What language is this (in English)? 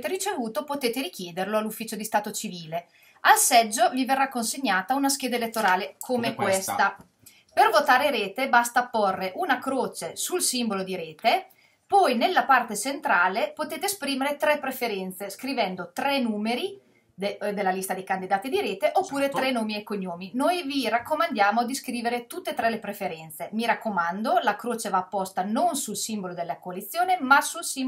Italian